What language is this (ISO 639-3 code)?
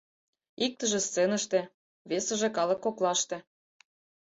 chm